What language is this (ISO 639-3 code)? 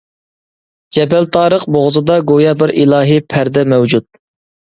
uig